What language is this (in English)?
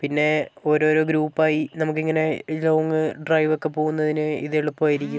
Malayalam